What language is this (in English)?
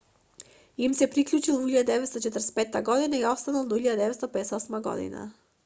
Macedonian